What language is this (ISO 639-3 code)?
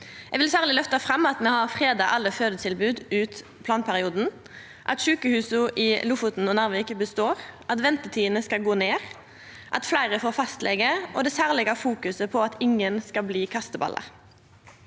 nor